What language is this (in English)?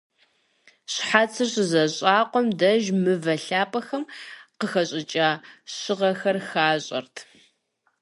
Kabardian